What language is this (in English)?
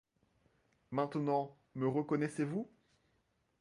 French